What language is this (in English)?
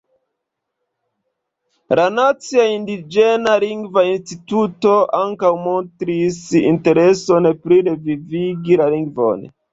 Esperanto